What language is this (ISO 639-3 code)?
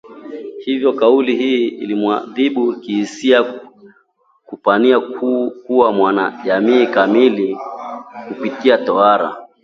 swa